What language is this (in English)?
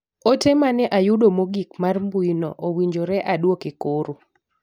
Luo (Kenya and Tanzania)